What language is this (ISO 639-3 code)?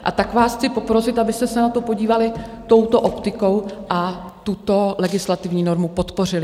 ces